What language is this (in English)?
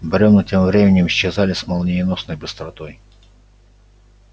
Russian